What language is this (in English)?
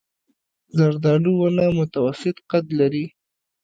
Pashto